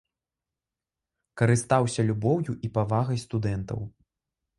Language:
Belarusian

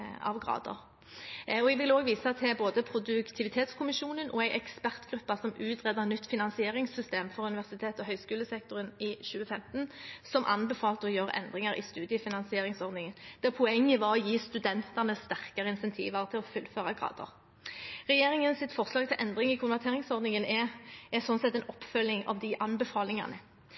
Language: Norwegian Bokmål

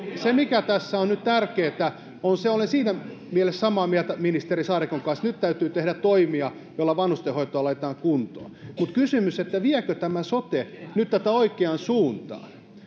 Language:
Finnish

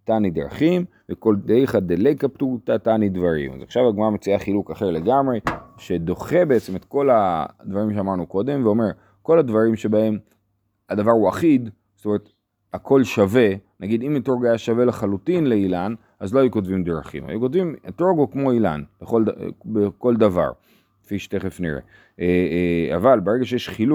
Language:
Hebrew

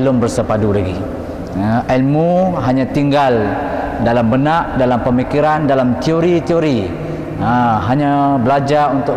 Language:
Malay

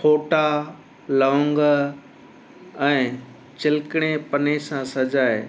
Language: Sindhi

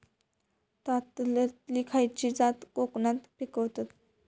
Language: Marathi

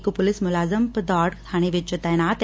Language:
Punjabi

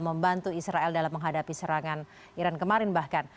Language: Indonesian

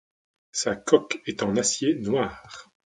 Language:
French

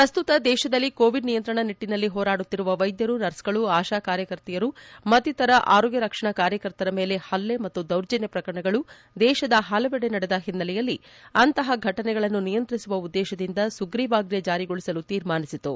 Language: Kannada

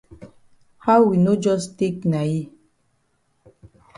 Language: Cameroon Pidgin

